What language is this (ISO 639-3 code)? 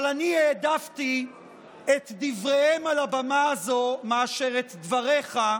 heb